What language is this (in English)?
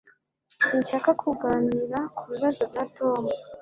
Kinyarwanda